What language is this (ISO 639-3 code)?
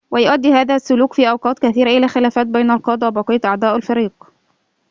ara